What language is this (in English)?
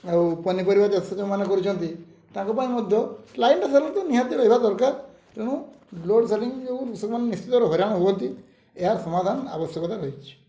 Odia